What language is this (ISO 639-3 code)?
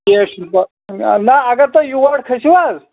kas